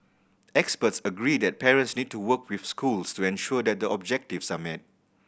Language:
English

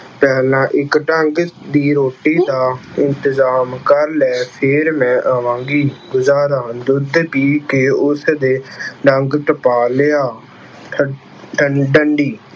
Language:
Punjabi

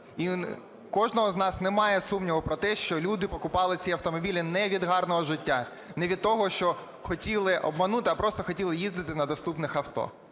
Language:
Ukrainian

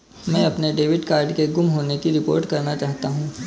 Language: Hindi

